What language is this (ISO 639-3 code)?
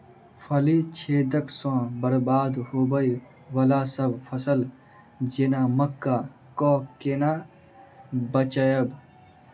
mai